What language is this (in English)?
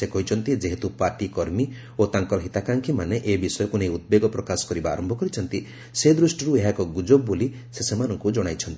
Odia